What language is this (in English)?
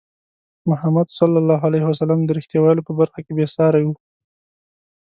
Pashto